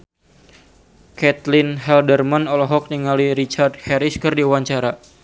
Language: Sundanese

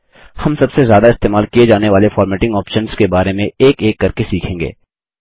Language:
Hindi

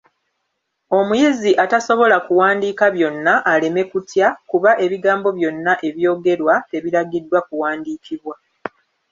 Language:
Ganda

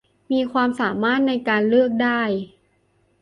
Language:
Thai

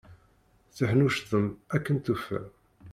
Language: Kabyle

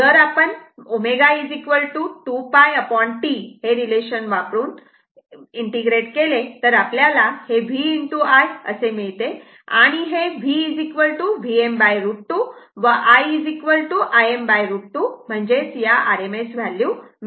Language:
Marathi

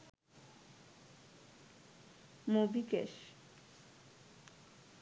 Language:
Bangla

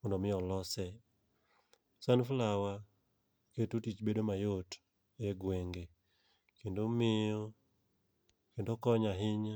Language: Luo (Kenya and Tanzania)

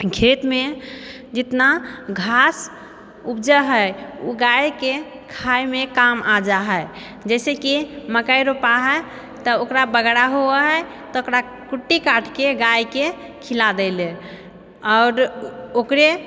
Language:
Maithili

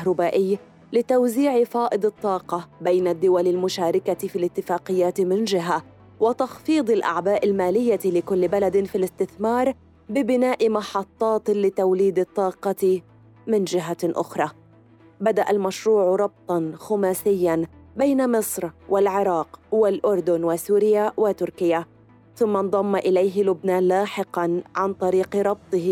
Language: Arabic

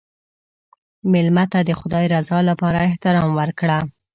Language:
Pashto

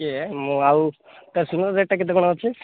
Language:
Odia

